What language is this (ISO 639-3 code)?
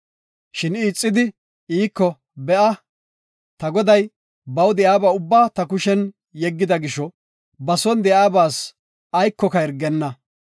gof